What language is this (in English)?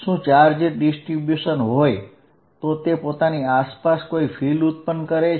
Gujarati